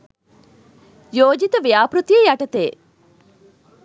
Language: Sinhala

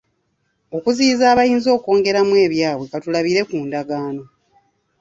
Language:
Ganda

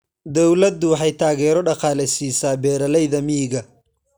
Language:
Somali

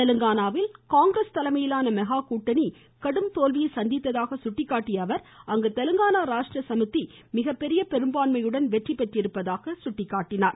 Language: Tamil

